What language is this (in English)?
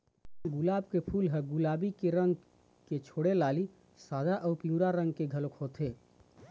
Chhattisgarhi